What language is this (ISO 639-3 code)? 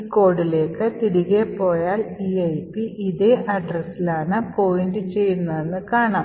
mal